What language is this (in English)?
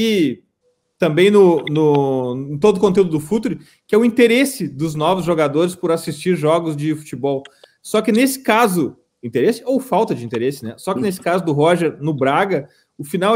Portuguese